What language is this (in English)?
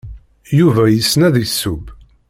Kabyle